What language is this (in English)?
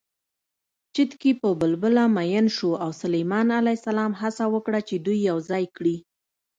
Pashto